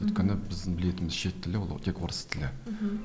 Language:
Kazakh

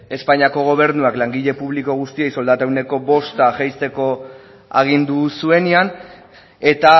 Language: Basque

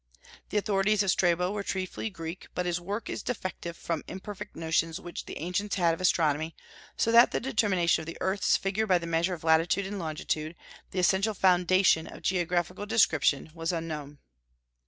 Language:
English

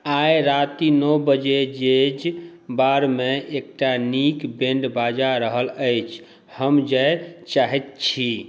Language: Maithili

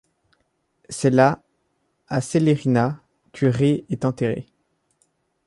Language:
French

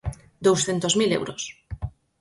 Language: Galician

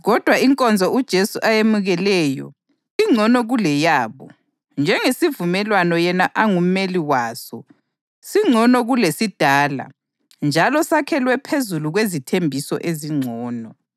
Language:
North Ndebele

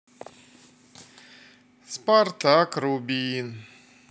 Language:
Russian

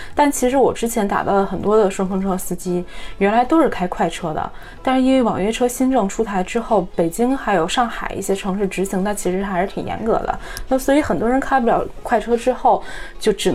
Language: Chinese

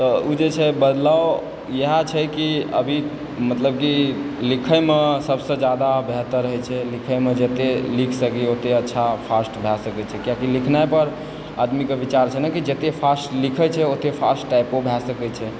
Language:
Maithili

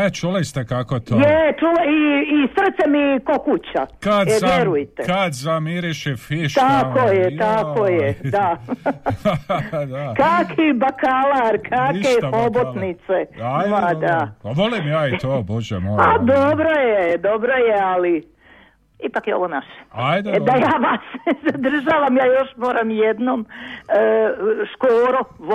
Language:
Croatian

